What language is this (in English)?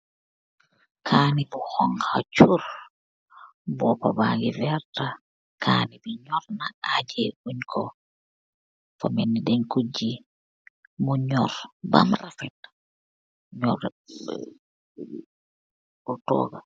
Wolof